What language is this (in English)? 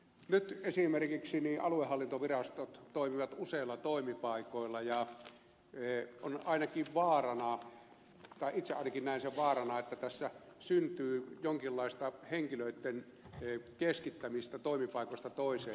Finnish